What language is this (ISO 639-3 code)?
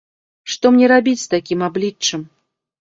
bel